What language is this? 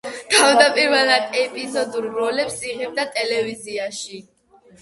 Georgian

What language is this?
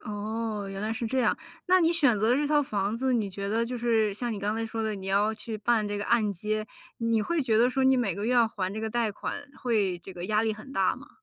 Chinese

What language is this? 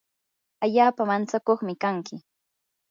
Yanahuanca Pasco Quechua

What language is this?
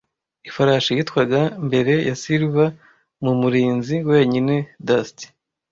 Kinyarwanda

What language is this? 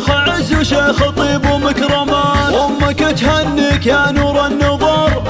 Arabic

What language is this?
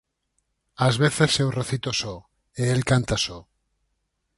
Galician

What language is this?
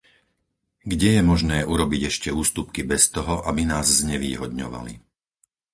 Slovak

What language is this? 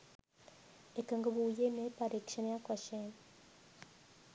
Sinhala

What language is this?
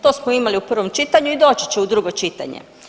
Croatian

